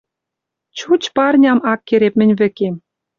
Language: Western Mari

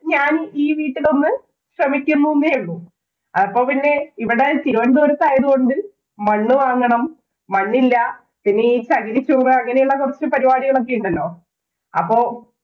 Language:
Malayalam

